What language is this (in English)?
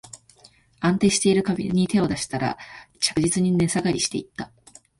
Japanese